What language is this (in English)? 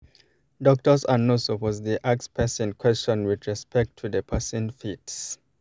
Nigerian Pidgin